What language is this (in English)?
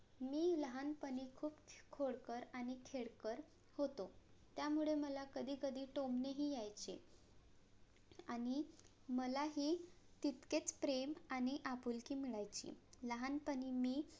Marathi